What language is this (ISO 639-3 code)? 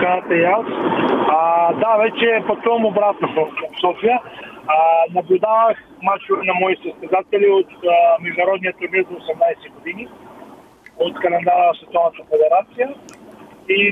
bul